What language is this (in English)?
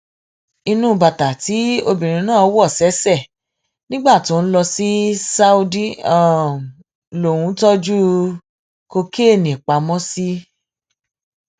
Yoruba